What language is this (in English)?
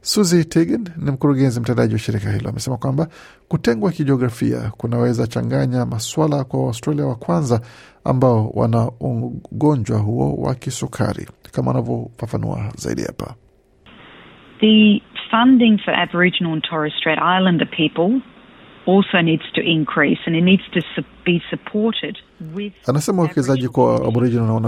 Swahili